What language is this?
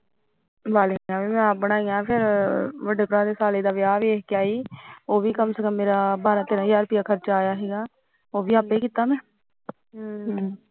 Punjabi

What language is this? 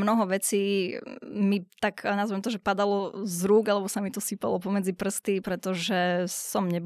Slovak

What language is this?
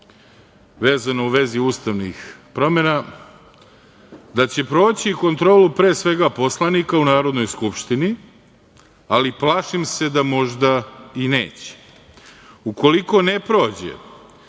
Serbian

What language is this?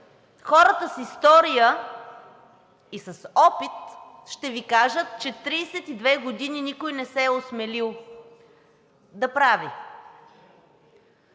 Bulgarian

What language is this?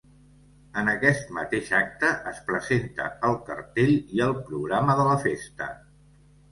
Catalan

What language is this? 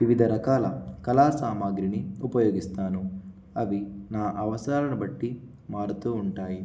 Telugu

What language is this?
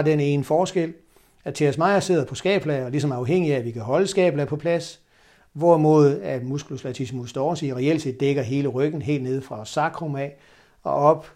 Danish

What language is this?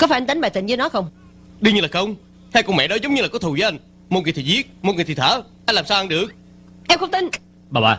Vietnamese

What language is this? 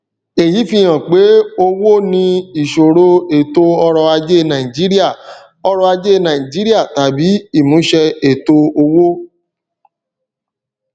Yoruba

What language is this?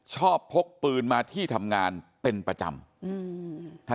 Thai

